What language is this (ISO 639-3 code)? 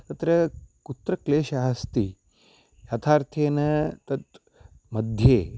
san